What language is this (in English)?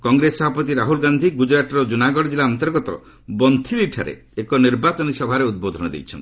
Odia